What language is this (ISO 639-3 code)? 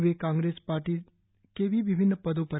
hin